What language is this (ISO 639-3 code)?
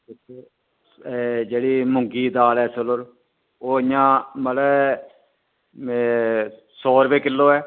doi